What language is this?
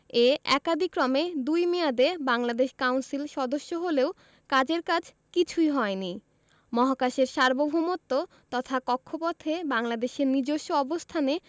Bangla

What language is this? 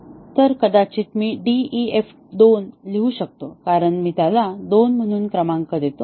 Marathi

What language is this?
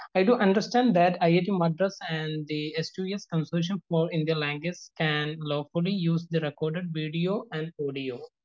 Malayalam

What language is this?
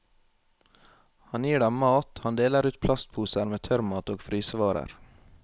Norwegian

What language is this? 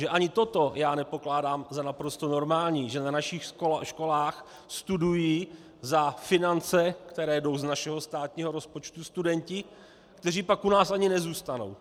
Czech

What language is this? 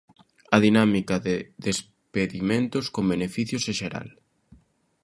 Galician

